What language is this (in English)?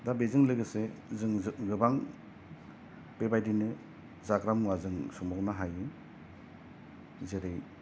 Bodo